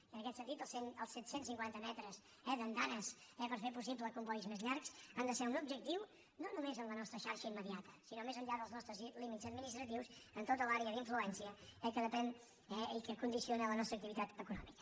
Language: Catalan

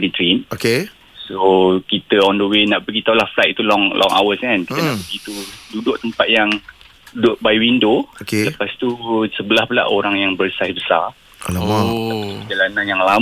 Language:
Malay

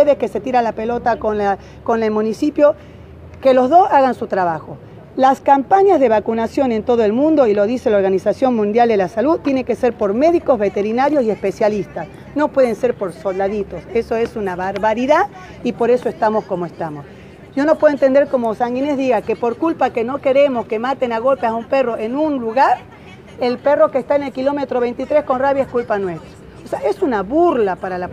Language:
Spanish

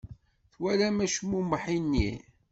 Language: Kabyle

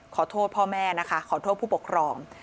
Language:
Thai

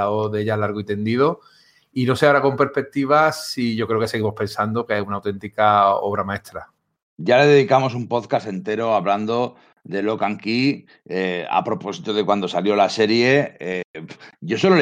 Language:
Spanish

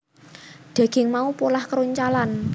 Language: Javanese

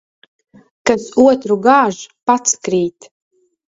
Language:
Latvian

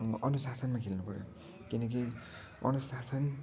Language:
Nepali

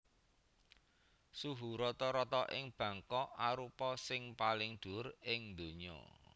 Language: Javanese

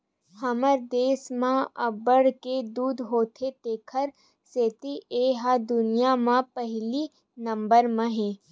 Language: Chhattisgarhi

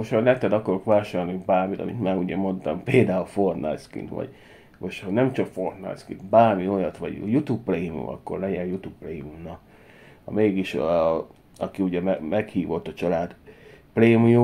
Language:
Hungarian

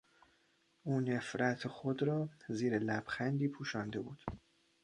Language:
Persian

